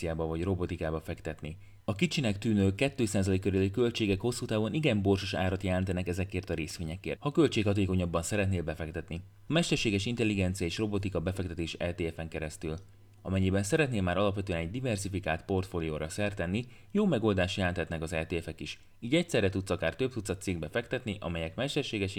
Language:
Hungarian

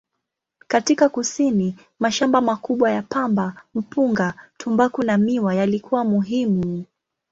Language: Swahili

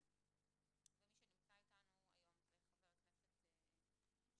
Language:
Hebrew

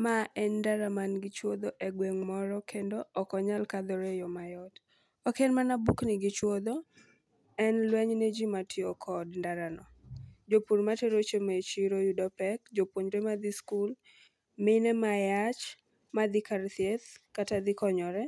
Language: Luo (Kenya and Tanzania)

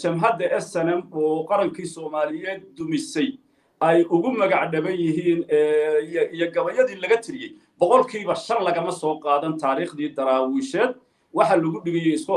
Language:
Arabic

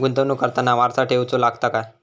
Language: Marathi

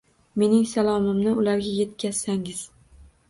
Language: Uzbek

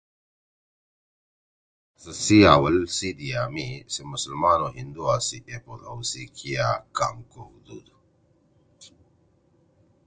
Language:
Torwali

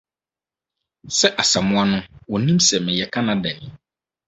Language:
Akan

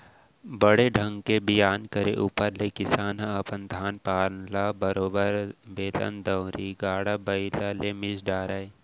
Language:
Chhattisgarhi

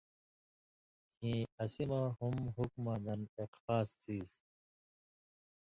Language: Indus Kohistani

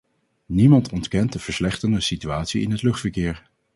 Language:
Dutch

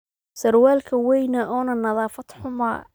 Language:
Somali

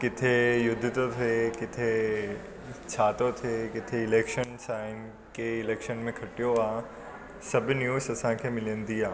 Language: Sindhi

